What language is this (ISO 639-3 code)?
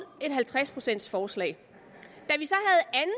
dan